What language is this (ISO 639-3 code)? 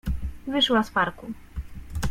pol